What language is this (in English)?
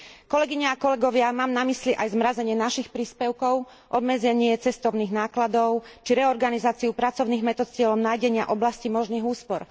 Slovak